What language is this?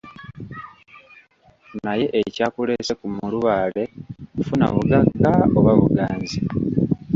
Ganda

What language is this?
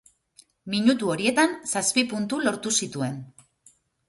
Basque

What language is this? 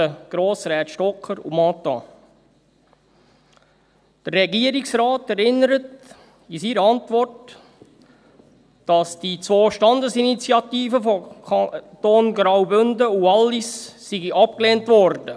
Swiss German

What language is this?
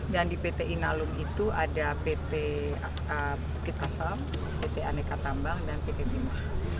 Indonesian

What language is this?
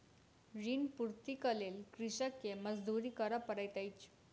Maithili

